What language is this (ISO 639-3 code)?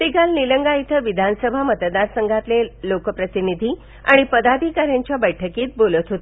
mar